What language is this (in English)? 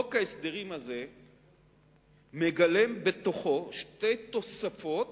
Hebrew